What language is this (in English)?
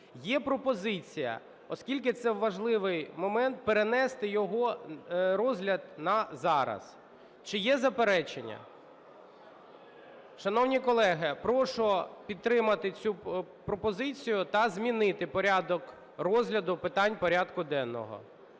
Ukrainian